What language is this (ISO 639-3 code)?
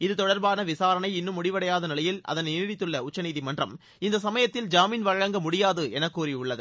tam